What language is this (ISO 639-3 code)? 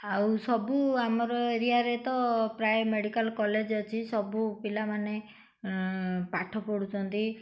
ori